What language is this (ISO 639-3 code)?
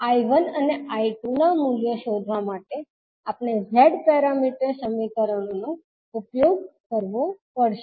guj